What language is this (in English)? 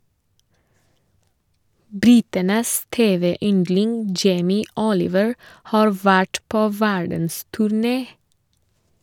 Norwegian